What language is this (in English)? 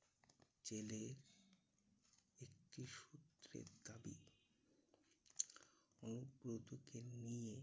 Bangla